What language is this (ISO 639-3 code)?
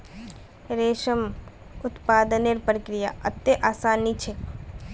mag